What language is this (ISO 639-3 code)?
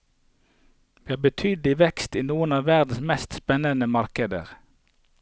nor